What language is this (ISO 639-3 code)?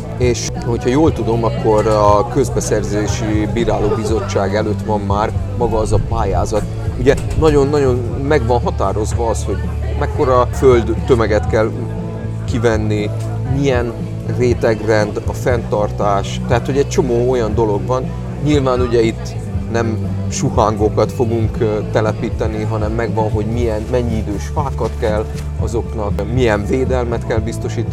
hun